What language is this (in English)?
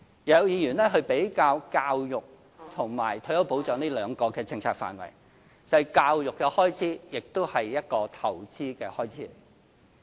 Cantonese